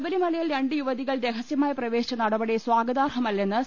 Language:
Malayalam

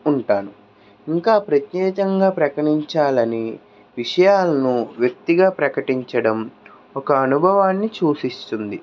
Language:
Telugu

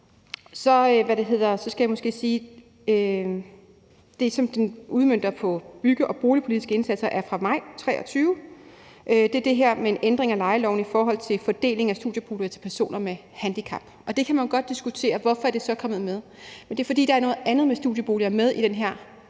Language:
Danish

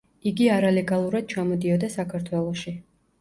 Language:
Georgian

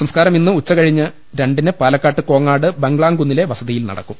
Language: Malayalam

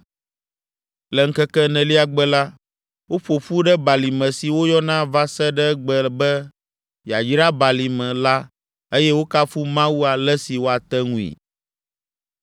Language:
Ewe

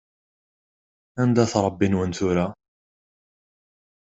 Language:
Kabyle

